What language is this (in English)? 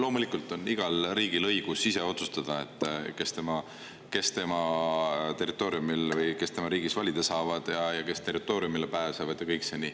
Estonian